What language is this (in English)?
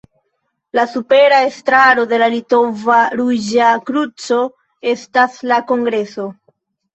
Esperanto